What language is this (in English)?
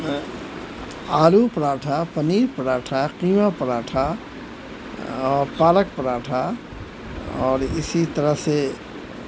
Urdu